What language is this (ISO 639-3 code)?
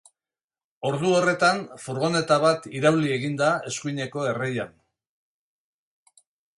eus